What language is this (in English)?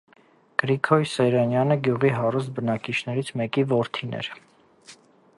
Armenian